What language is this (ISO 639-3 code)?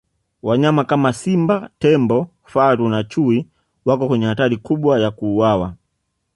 swa